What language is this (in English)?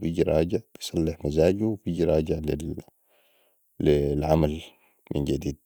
Sudanese Arabic